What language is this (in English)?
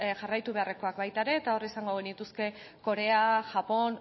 Basque